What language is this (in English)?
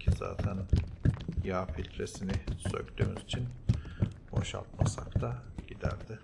Turkish